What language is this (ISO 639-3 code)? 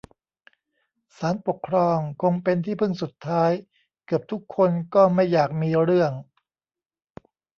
tha